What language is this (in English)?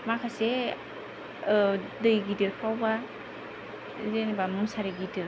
Bodo